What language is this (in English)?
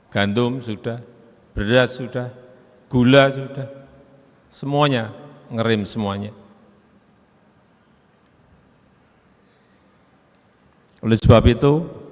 Indonesian